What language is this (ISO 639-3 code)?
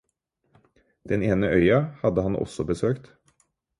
nob